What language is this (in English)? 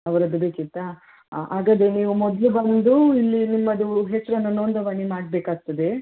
Kannada